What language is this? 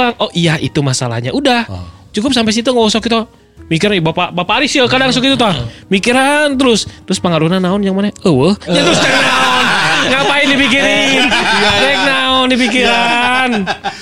Indonesian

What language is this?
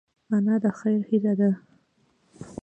Pashto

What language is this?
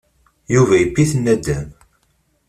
Kabyle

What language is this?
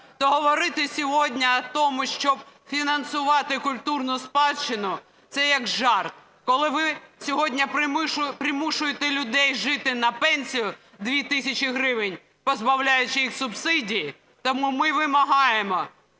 Ukrainian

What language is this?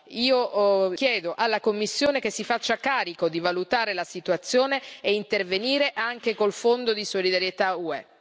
Italian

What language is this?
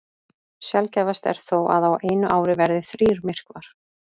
Icelandic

